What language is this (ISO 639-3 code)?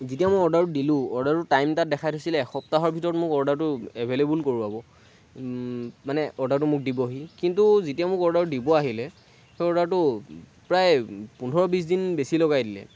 asm